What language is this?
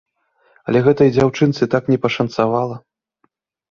Belarusian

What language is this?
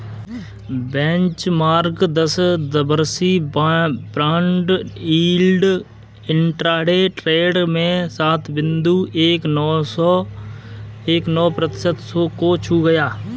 Hindi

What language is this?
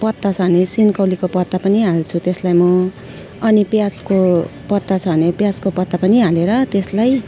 Nepali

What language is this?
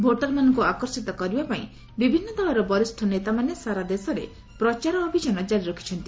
Odia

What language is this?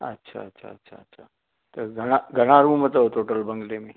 Sindhi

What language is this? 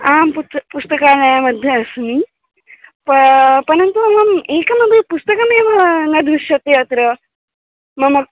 Sanskrit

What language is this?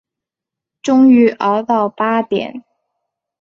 Chinese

